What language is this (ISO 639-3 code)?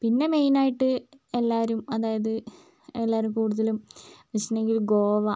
mal